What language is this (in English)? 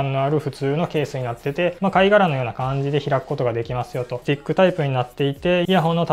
Japanese